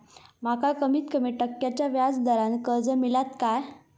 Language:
Marathi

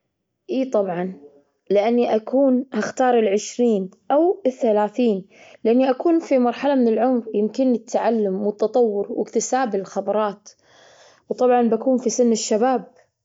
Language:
Gulf Arabic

